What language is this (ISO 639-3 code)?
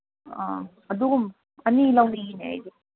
mni